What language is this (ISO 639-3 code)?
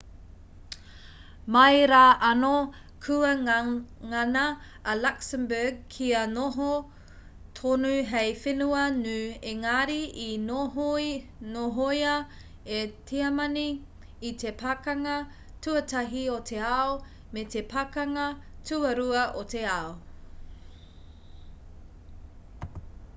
mri